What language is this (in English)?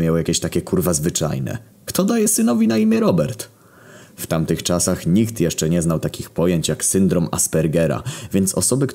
Polish